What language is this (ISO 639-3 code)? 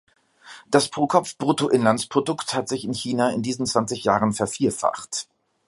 deu